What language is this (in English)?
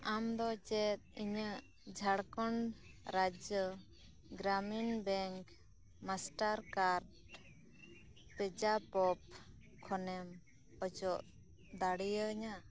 Santali